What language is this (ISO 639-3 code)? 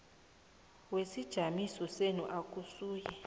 nbl